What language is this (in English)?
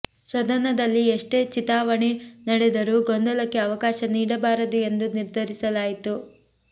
Kannada